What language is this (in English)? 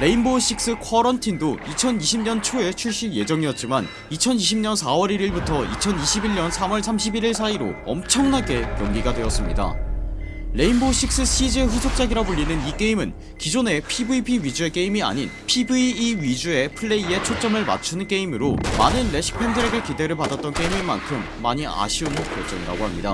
Korean